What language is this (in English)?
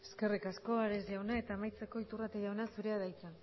Basque